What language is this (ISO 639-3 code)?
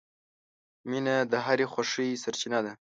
pus